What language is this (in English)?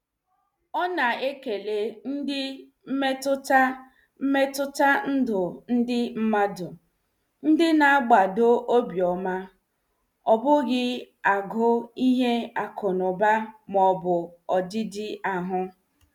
Igbo